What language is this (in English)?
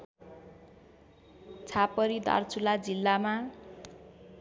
Nepali